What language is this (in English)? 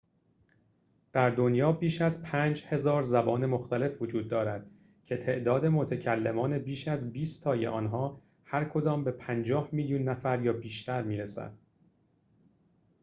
Persian